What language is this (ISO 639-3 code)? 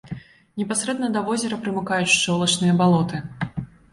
bel